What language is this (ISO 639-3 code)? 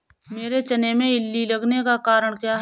hin